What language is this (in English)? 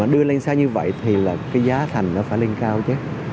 Vietnamese